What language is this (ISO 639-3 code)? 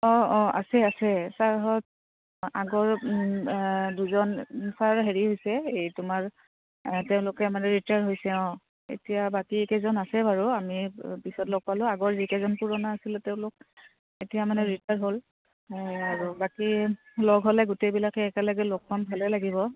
asm